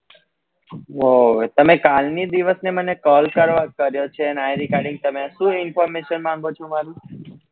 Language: Gujarati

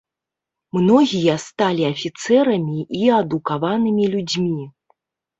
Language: Belarusian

